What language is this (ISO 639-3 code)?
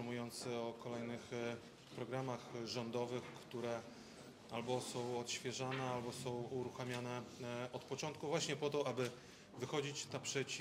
pol